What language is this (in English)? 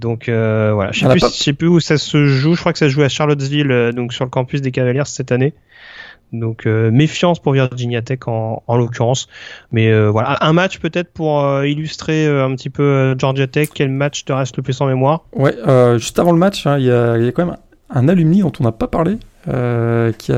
French